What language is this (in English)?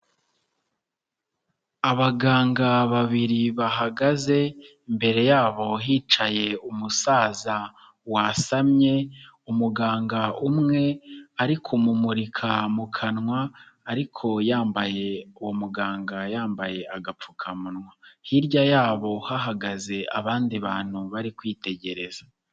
Kinyarwanda